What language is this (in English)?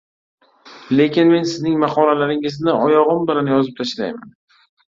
Uzbek